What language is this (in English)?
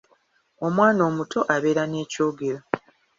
Ganda